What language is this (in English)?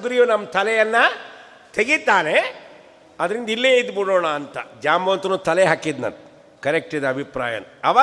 Kannada